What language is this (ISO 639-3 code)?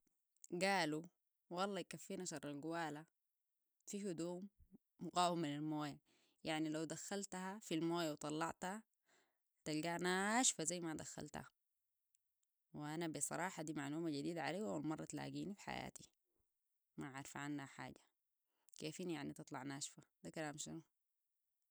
apd